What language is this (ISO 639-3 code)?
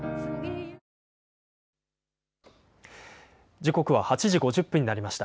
jpn